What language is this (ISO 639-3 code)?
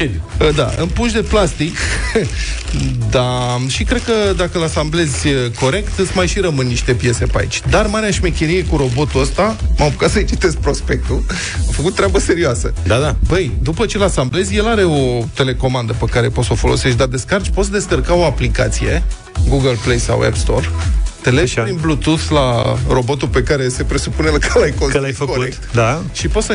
ron